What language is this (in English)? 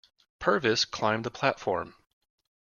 English